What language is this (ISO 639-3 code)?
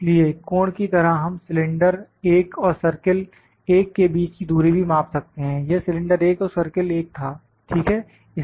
hin